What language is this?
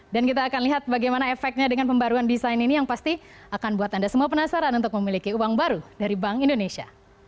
Indonesian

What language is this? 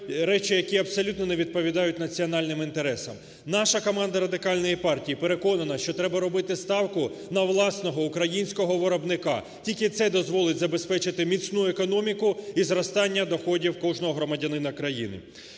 Ukrainian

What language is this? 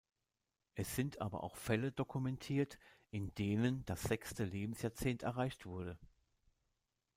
German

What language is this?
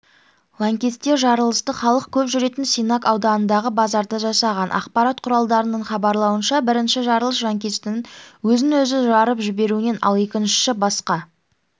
Kazakh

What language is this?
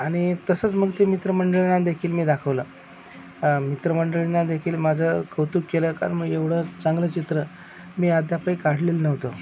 Marathi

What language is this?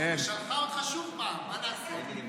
Hebrew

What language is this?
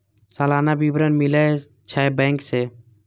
Maithili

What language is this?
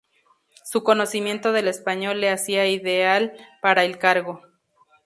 Spanish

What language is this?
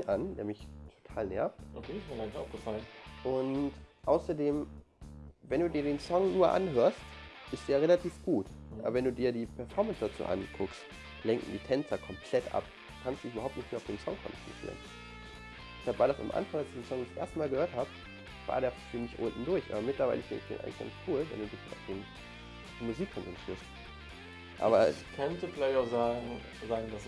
German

